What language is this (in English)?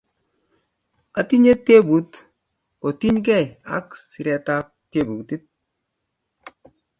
Kalenjin